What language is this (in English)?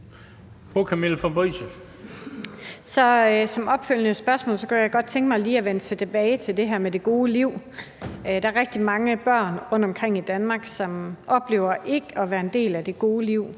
Danish